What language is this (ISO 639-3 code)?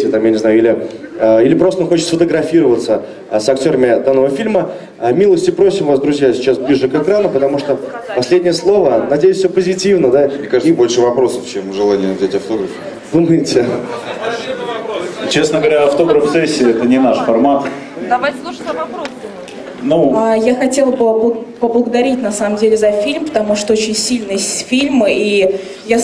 rus